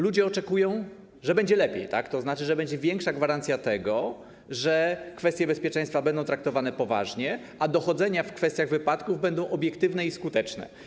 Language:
Polish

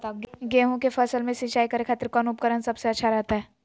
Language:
Magahi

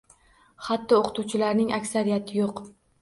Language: Uzbek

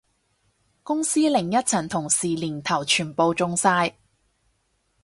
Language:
Cantonese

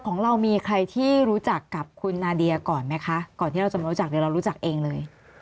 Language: Thai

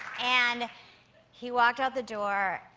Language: English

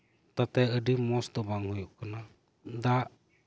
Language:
Santali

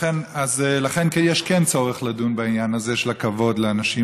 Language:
Hebrew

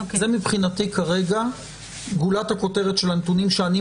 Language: Hebrew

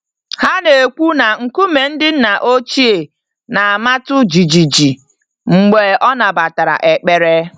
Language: Igbo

